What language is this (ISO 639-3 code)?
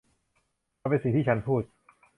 tha